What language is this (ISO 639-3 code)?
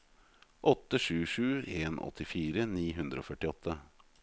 nor